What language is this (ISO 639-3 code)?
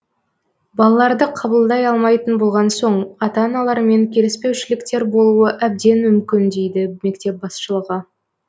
kaz